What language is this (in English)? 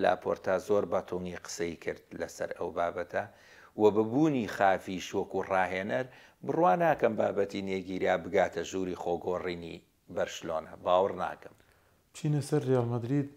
Arabic